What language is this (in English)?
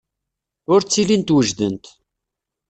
Kabyle